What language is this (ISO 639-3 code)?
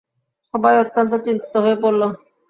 ben